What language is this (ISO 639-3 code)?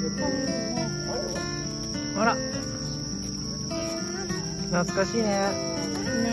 jpn